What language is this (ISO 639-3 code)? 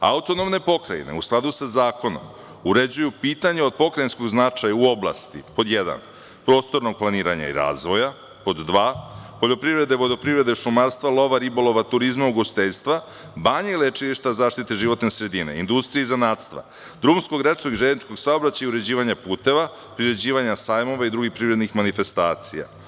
srp